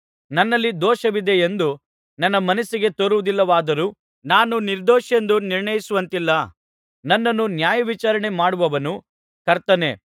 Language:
Kannada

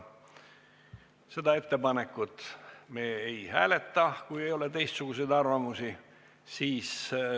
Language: Estonian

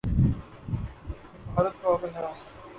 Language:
Urdu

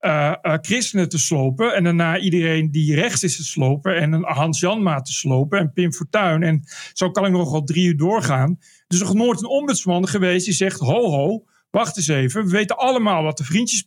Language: Dutch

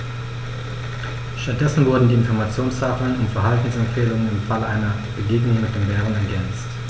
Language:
German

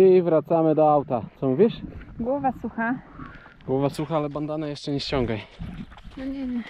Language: Polish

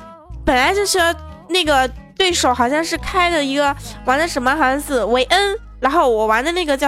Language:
Chinese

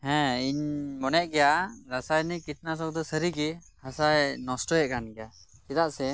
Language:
Santali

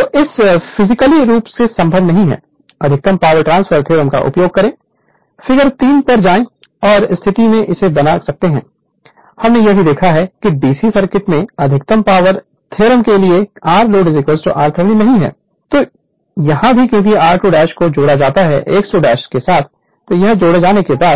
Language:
Hindi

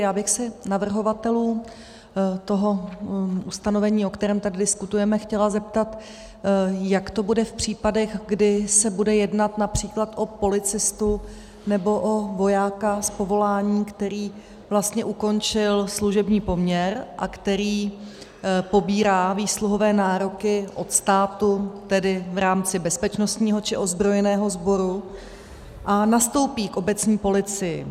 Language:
Czech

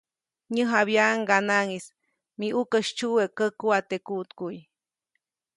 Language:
Copainalá Zoque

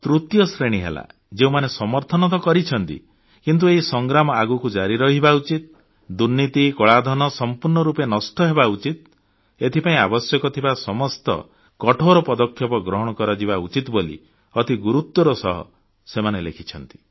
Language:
Odia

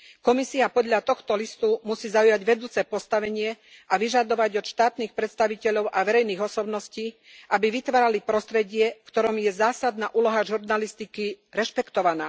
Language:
Slovak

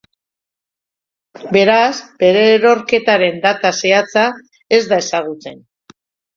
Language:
Basque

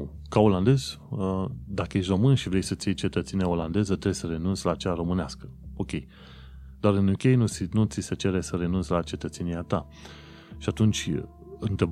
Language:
Romanian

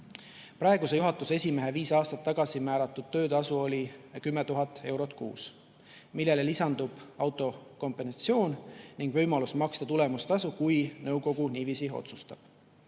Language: Estonian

